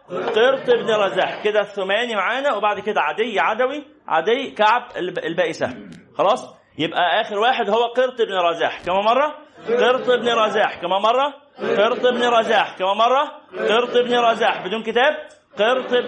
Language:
Arabic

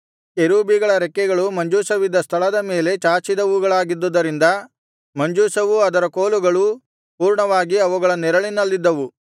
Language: Kannada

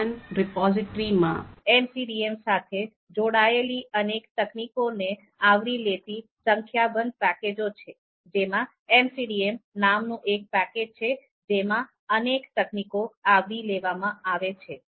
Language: Gujarati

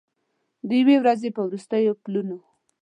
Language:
Pashto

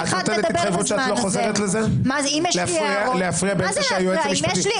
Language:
Hebrew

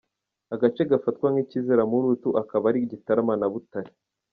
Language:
Kinyarwanda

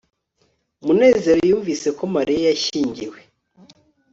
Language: Kinyarwanda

